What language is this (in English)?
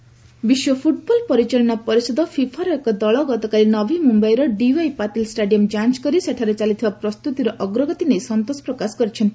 Odia